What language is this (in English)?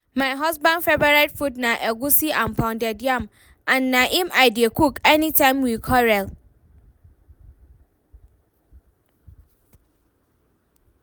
Nigerian Pidgin